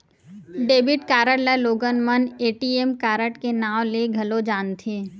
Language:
Chhattisgarhi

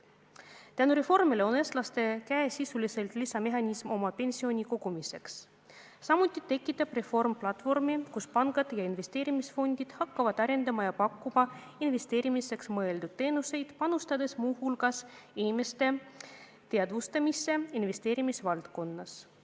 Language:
Estonian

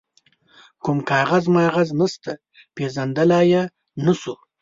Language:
Pashto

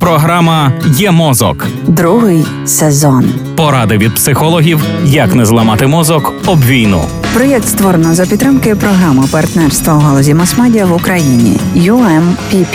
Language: Ukrainian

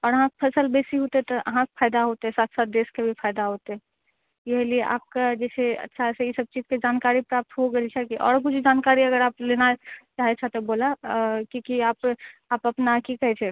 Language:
Maithili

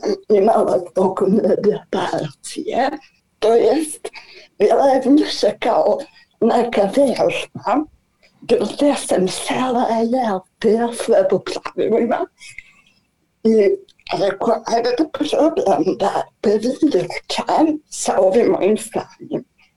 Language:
Croatian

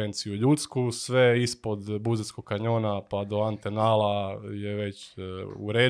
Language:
Croatian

